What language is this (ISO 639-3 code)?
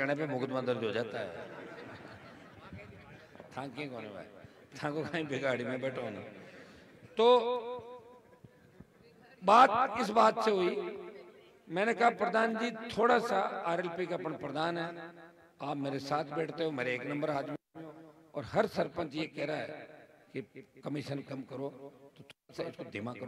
hin